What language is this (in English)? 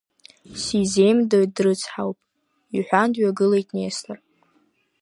Abkhazian